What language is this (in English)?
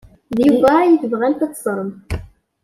Kabyle